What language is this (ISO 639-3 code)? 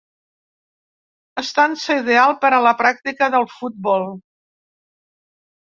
cat